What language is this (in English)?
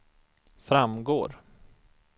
Swedish